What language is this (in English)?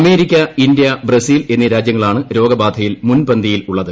Malayalam